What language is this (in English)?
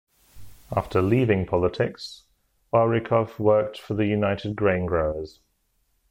English